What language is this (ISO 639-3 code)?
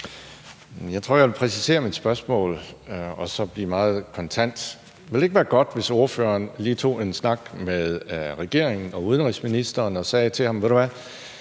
dan